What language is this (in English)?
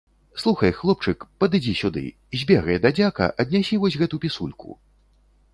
Belarusian